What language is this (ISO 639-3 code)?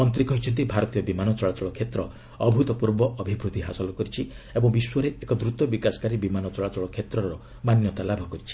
ori